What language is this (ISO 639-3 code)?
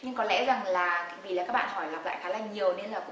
vie